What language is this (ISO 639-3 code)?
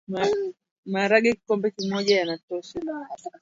swa